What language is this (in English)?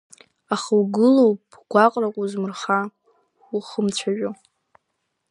Abkhazian